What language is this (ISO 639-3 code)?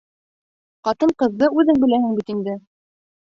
bak